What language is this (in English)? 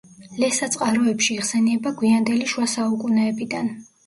Georgian